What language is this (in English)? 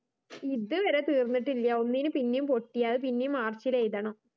Malayalam